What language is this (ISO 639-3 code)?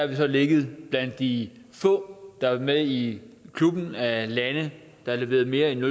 dan